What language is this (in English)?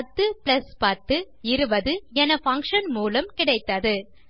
Tamil